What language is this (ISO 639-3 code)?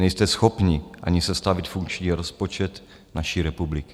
ces